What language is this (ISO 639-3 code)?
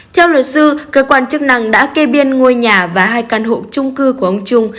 vie